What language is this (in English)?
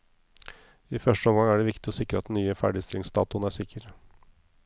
Norwegian